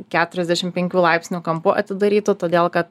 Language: Lithuanian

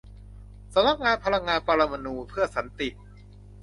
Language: Thai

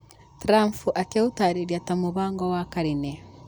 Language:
Kikuyu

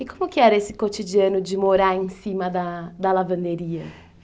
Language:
Portuguese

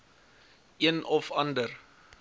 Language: Afrikaans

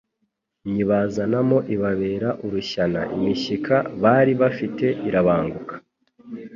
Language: Kinyarwanda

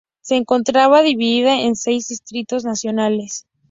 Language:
Spanish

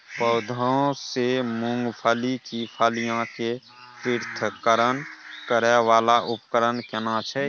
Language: Maithili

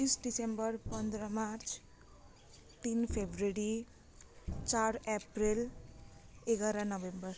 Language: Nepali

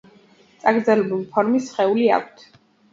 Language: Georgian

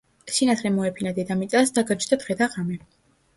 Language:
Georgian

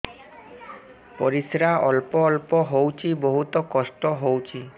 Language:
Odia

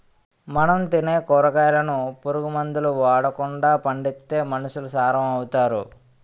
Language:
Telugu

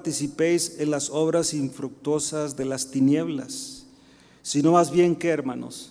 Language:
Spanish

